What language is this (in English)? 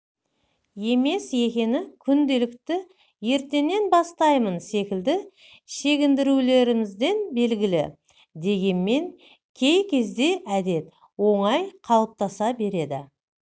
Kazakh